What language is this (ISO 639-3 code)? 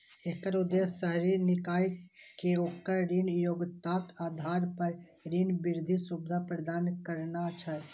mai